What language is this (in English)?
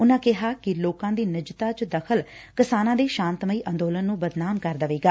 Punjabi